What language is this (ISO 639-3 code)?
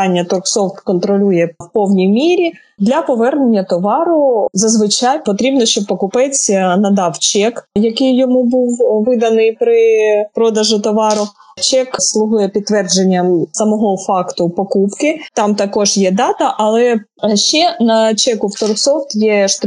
ukr